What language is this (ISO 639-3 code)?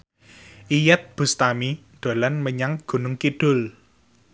jav